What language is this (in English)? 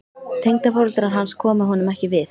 Icelandic